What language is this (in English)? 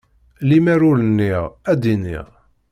Kabyle